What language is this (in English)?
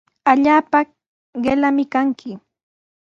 Sihuas Ancash Quechua